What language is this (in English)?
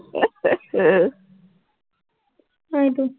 Assamese